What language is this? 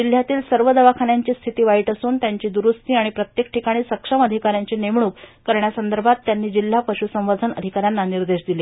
Marathi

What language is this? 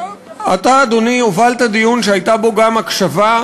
Hebrew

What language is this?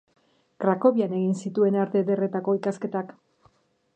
Basque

